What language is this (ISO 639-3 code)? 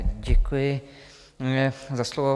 ces